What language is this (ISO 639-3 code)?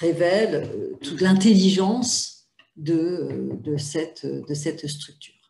fra